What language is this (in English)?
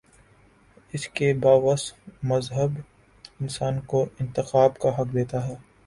Urdu